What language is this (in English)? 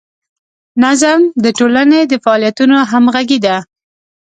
Pashto